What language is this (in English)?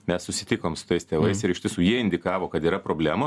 Lithuanian